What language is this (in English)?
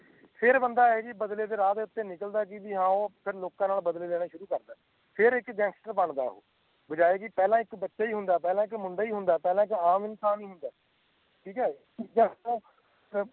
Punjabi